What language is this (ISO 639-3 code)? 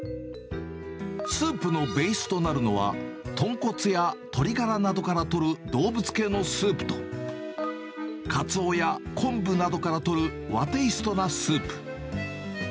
jpn